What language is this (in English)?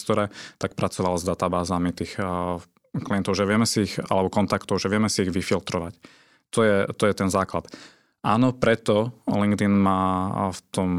Slovak